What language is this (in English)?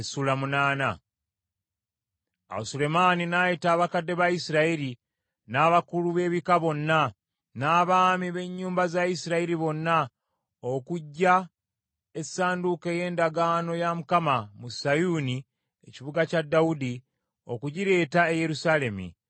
Ganda